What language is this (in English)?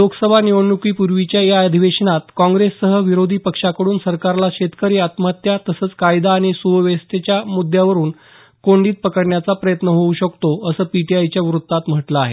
Marathi